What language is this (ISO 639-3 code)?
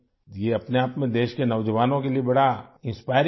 urd